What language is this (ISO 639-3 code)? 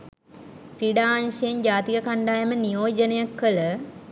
sin